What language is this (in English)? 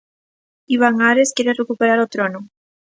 Galician